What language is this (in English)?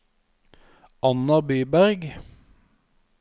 Norwegian